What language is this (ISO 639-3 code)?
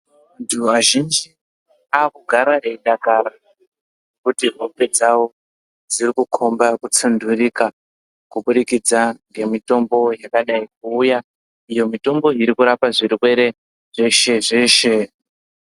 ndc